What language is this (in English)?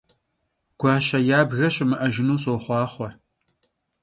Kabardian